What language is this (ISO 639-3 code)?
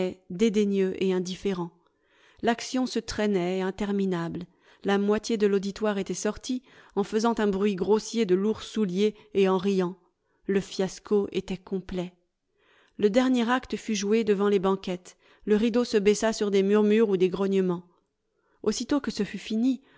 fra